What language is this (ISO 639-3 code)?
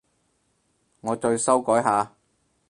yue